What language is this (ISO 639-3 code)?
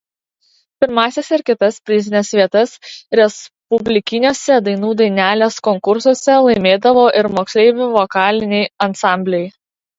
lit